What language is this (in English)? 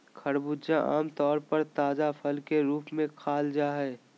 Magahi